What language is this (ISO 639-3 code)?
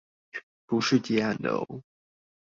zho